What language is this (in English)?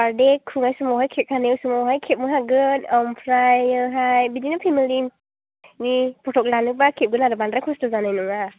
Bodo